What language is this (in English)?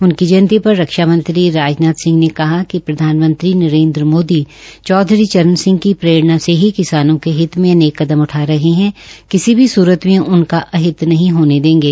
Hindi